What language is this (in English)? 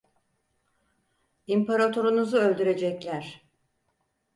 Turkish